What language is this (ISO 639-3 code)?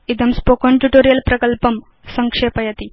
san